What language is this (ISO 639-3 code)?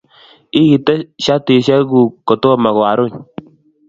kln